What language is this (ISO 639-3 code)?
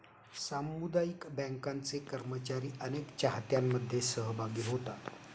mar